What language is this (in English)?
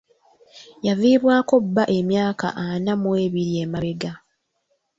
Ganda